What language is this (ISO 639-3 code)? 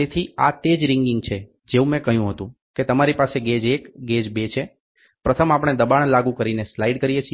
guj